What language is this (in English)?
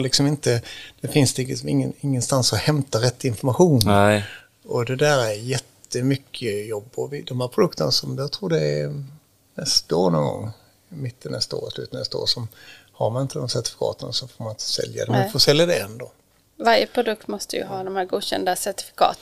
Swedish